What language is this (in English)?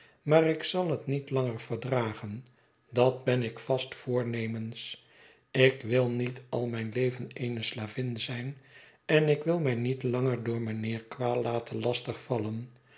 Dutch